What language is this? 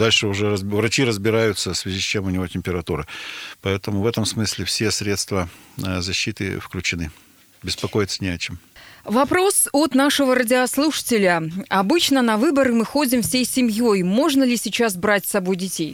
Russian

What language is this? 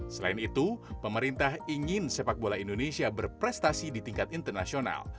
Indonesian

